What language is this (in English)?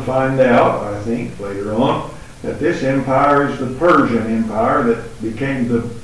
Romanian